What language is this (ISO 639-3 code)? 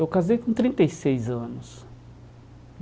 por